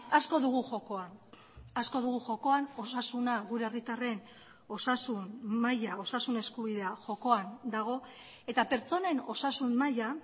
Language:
Basque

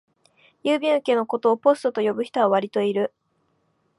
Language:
Japanese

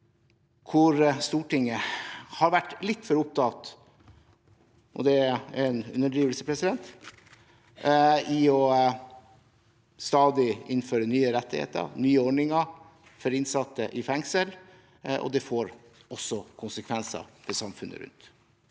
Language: Norwegian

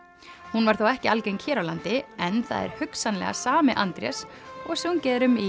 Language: Icelandic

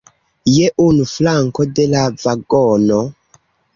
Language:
Esperanto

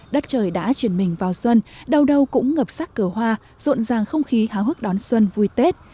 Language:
Vietnamese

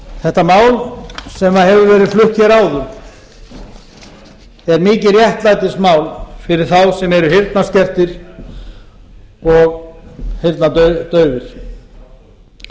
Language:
Icelandic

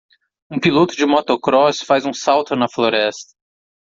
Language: Portuguese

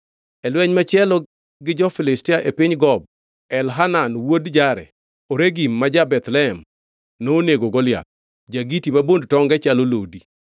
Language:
Luo (Kenya and Tanzania)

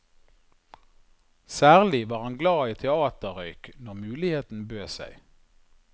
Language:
Norwegian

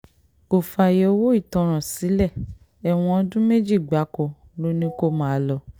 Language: Yoruba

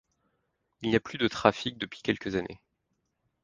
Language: French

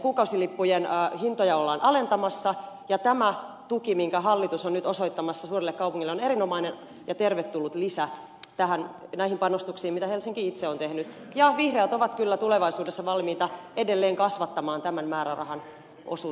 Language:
Finnish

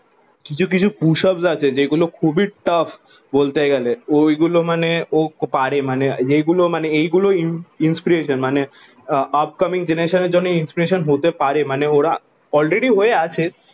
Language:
Bangla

